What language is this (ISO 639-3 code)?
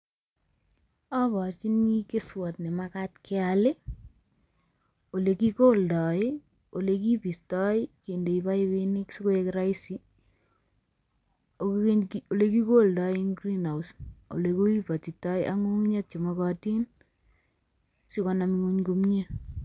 kln